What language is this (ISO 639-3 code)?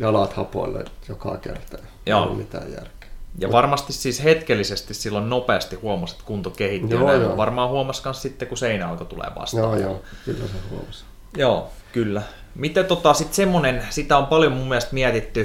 fin